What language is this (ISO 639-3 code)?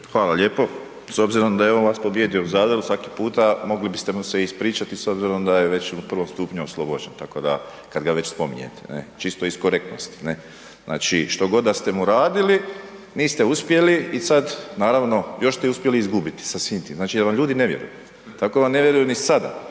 hrv